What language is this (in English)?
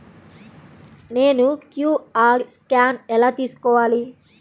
Telugu